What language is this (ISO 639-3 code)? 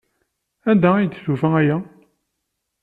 kab